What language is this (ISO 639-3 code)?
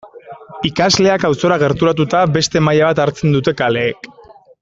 eus